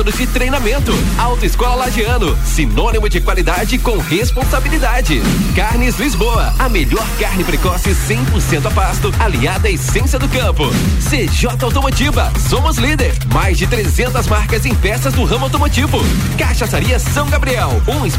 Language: Portuguese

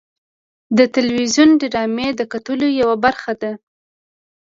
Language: Pashto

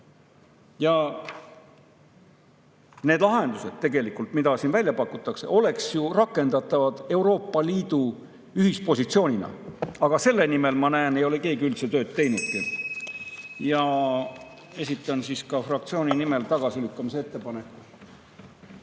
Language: Estonian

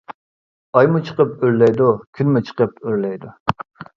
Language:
Uyghur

